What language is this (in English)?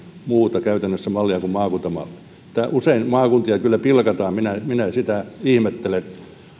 Finnish